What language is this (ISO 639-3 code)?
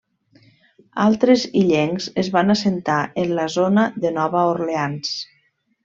cat